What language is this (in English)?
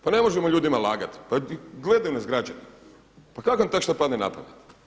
Croatian